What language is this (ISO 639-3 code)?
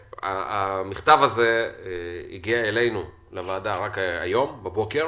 heb